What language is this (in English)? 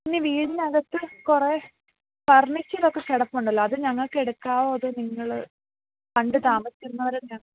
Malayalam